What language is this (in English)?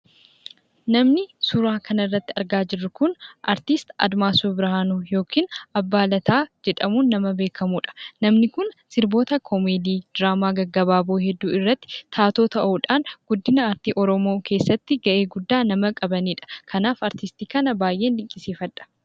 Oromo